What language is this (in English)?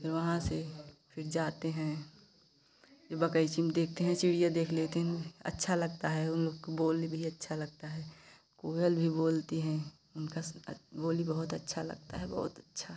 Hindi